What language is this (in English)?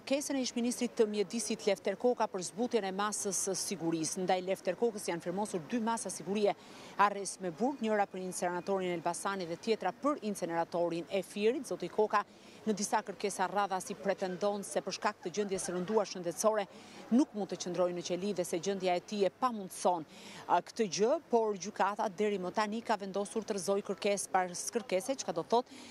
Romanian